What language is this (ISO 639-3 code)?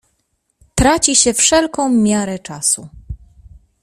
pol